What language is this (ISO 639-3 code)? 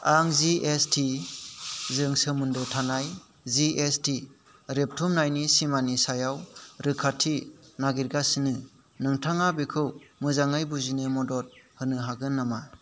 brx